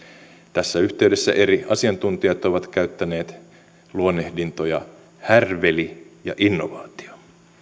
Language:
Finnish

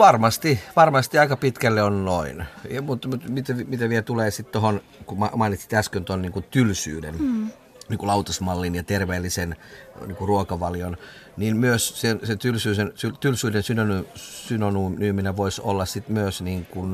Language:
Finnish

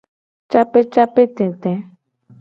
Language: Gen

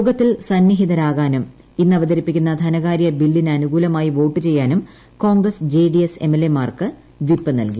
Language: Malayalam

